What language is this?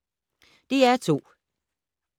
Danish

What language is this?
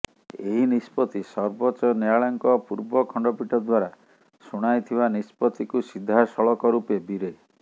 Odia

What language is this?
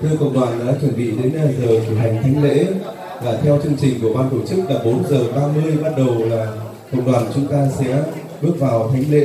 Vietnamese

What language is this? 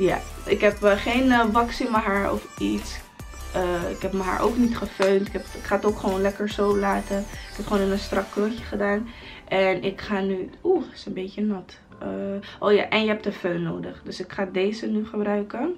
Dutch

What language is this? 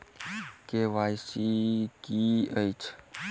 Maithili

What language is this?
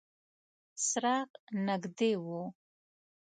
Pashto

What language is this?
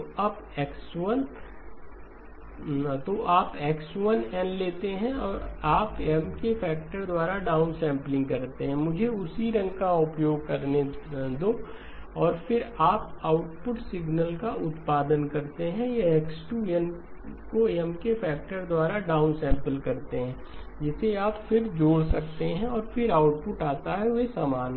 Hindi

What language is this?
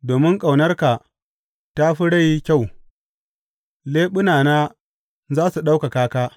Hausa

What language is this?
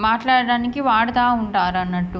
Telugu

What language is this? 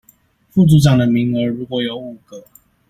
Chinese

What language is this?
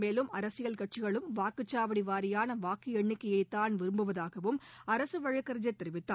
Tamil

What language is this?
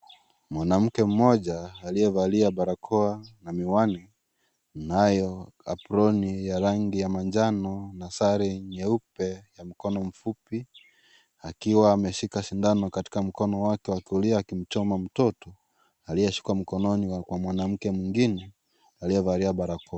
Swahili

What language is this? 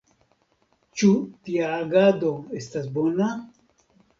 Esperanto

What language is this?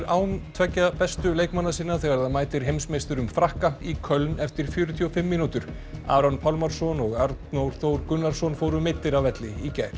Icelandic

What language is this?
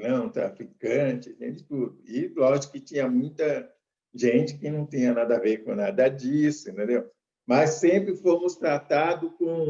Portuguese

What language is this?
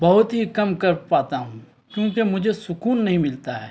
Urdu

